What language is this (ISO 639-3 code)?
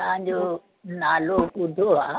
snd